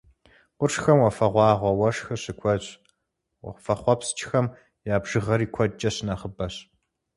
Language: Kabardian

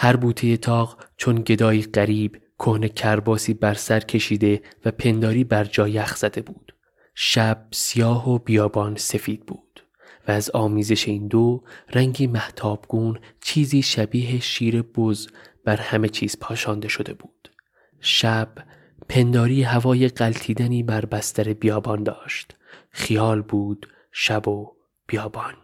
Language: Persian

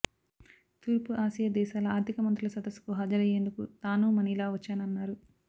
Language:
Telugu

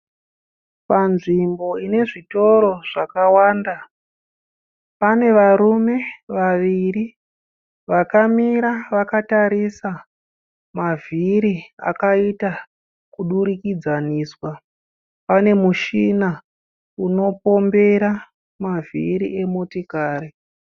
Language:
Shona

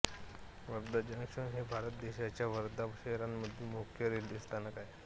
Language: Marathi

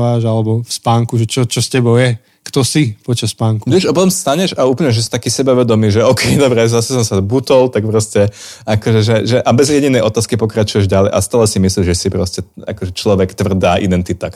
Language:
Slovak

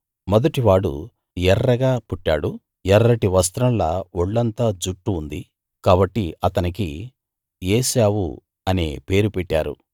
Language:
Telugu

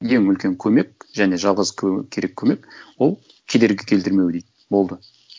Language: Kazakh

